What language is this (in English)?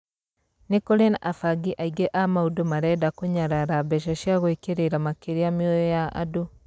Kikuyu